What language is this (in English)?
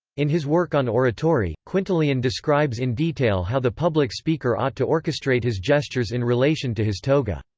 English